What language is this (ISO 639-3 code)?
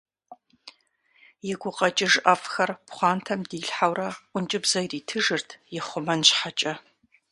kbd